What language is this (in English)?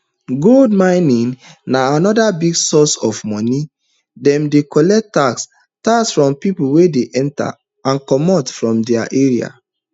Nigerian Pidgin